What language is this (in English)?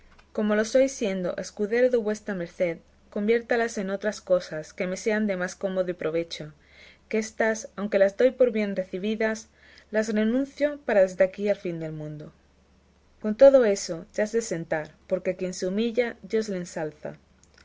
Spanish